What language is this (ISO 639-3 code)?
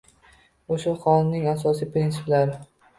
uzb